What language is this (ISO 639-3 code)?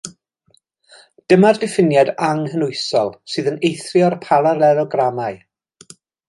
cym